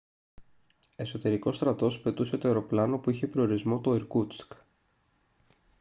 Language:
Greek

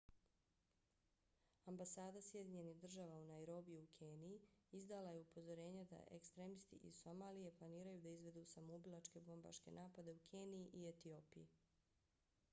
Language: Bosnian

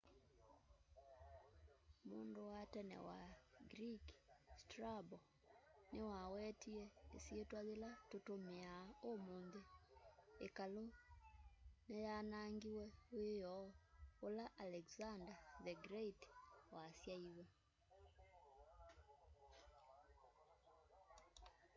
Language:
Kamba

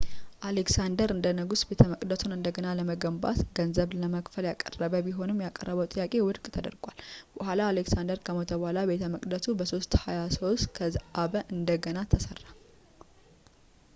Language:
Amharic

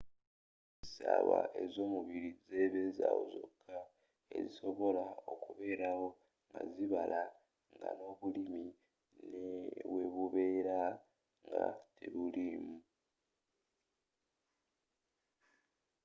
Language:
Ganda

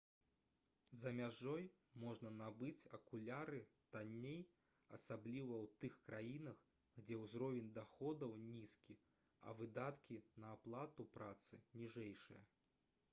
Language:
Belarusian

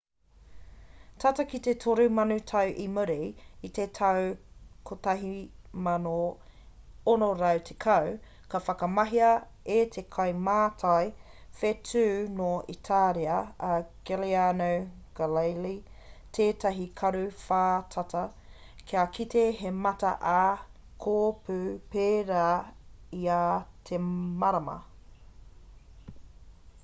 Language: Māori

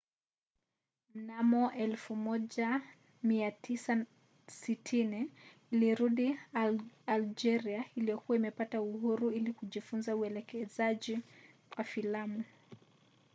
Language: Swahili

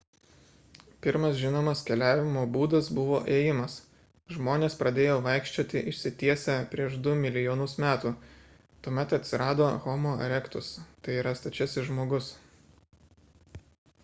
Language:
Lithuanian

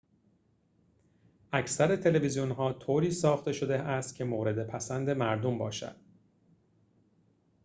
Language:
Persian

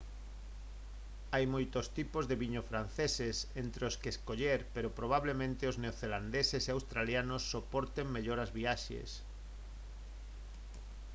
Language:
Galician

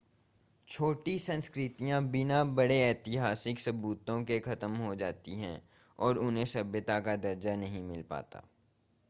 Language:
Hindi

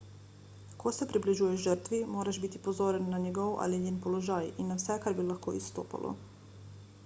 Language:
Slovenian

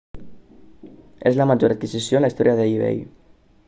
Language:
Catalan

